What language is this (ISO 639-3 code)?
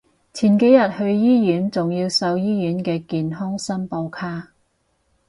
yue